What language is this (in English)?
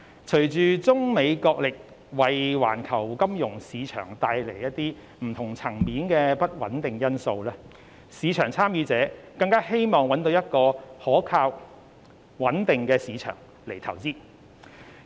Cantonese